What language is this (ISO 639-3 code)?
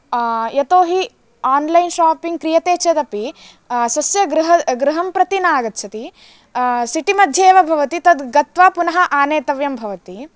san